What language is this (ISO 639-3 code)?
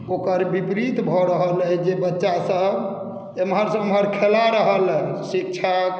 mai